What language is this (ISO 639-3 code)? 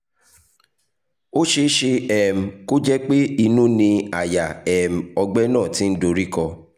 yor